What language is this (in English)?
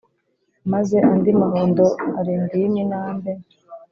Kinyarwanda